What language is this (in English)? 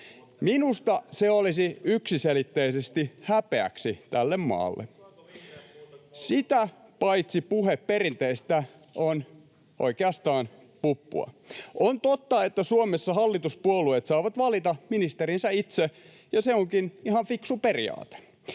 Finnish